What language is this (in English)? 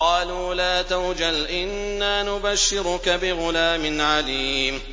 Arabic